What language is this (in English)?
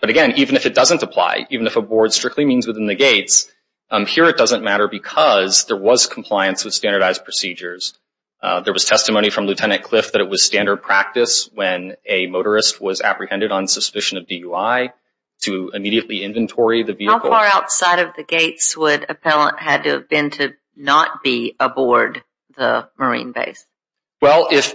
English